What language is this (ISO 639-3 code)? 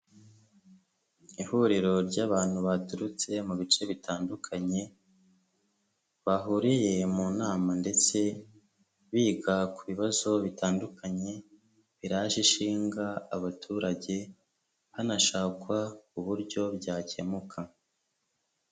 kin